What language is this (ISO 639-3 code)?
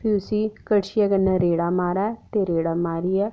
doi